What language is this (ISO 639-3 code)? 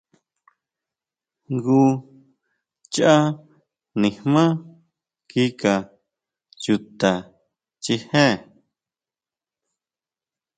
mau